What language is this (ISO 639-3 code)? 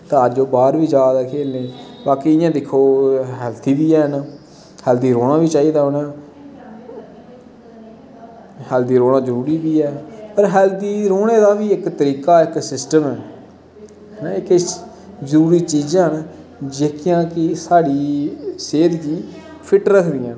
doi